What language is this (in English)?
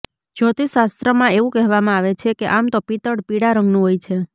Gujarati